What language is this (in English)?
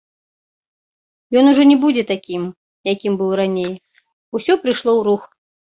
Belarusian